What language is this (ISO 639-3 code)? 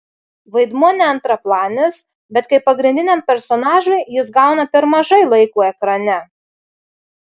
lit